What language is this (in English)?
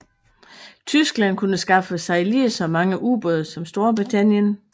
Danish